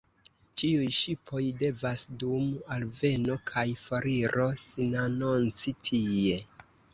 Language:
Esperanto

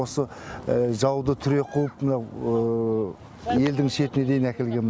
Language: Kazakh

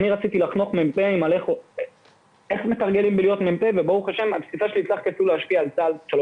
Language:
Hebrew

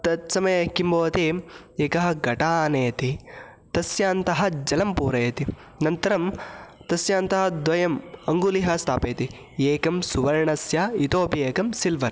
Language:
Sanskrit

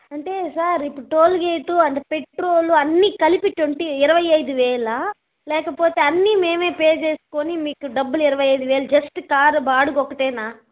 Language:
Telugu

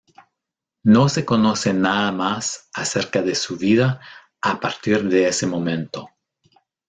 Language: Spanish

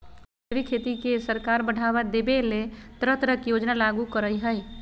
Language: Magahi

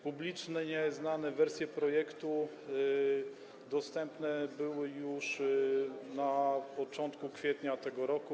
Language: Polish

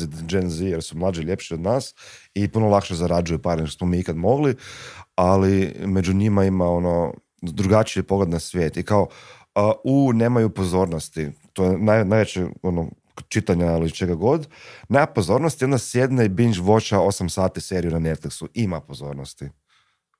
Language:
Croatian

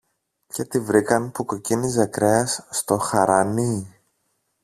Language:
Greek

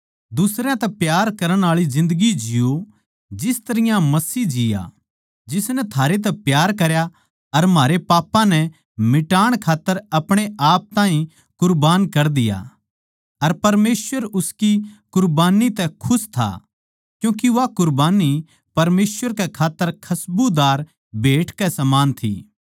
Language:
Haryanvi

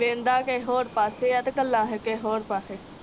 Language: Punjabi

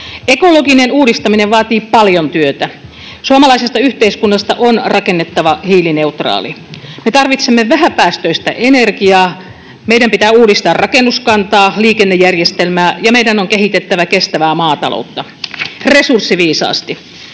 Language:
Finnish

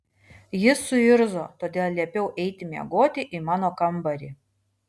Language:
Lithuanian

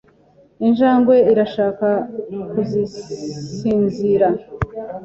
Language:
Kinyarwanda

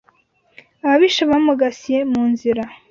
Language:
Kinyarwanda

